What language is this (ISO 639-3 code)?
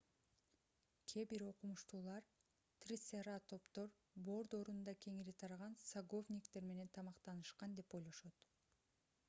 kir